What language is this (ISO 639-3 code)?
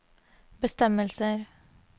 nor